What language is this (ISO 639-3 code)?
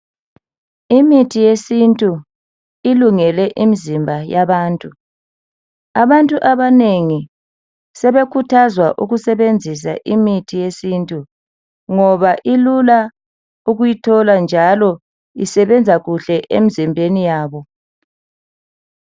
nde